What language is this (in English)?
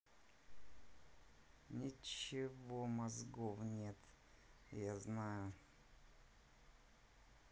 Russian